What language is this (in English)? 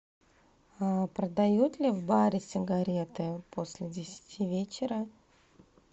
Russian